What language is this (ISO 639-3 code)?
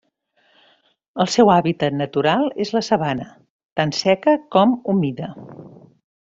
cat